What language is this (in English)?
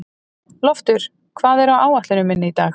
Icelandic